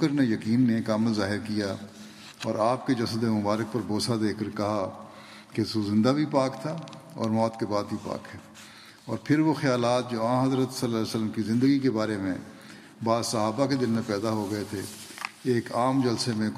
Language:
Urdu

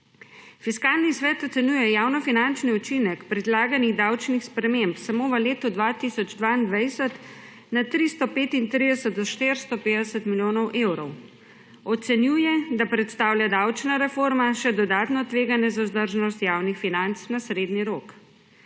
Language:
Slovenian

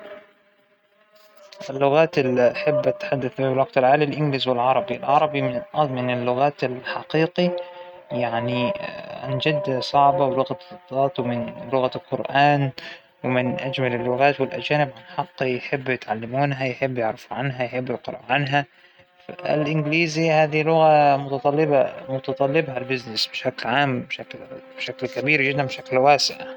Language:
Hijazi Arabic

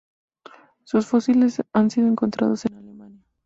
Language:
Spanish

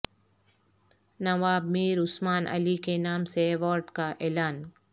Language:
Urdu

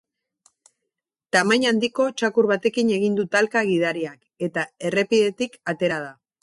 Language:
Basque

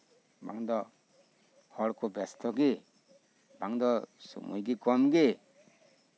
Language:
Santali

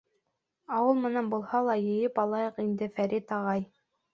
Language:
Bashkir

